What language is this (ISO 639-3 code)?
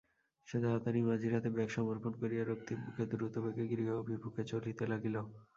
ben